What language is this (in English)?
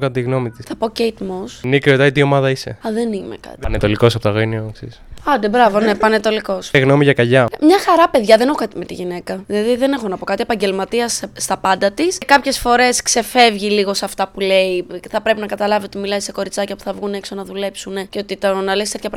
Greek